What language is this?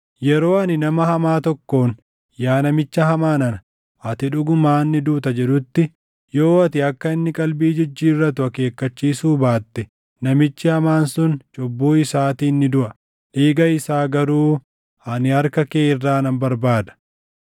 Oromo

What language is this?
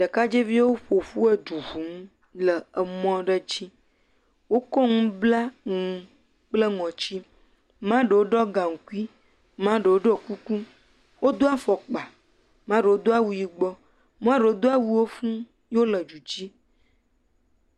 Ewe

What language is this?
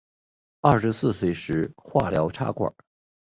Chinese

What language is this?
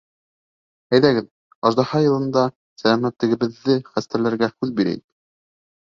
Bashkir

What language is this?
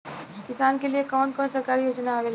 Bhojpuri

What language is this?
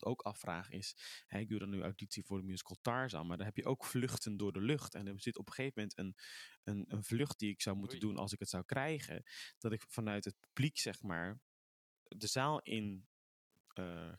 Dutch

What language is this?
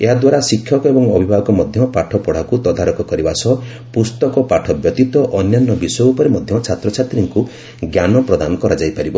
Odia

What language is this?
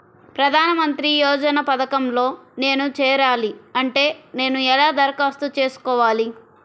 Telugu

